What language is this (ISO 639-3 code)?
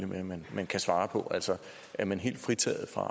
dan